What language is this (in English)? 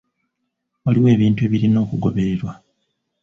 Ganda